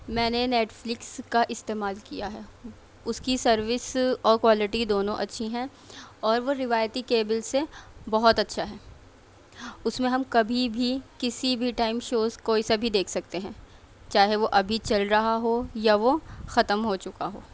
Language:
Urdu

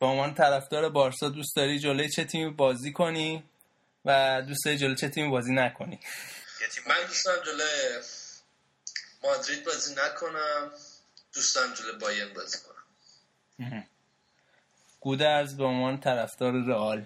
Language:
Persian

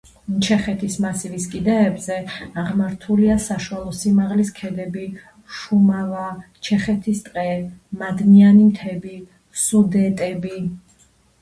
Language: Georgian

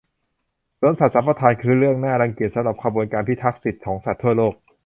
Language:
Thai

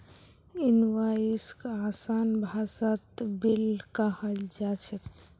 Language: Magahi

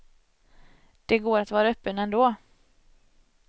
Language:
Swedish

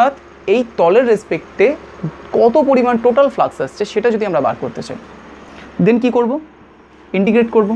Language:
Hindi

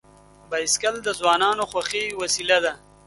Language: Pashto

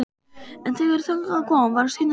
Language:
Icelandic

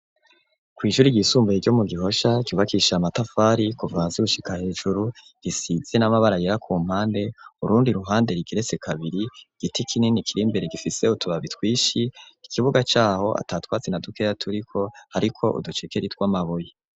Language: Rundi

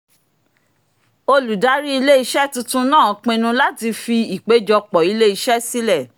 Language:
Yoruba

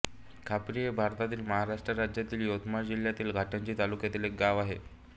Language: Marathi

